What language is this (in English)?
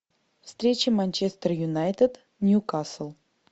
Russian